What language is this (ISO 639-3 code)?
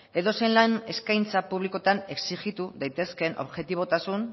eus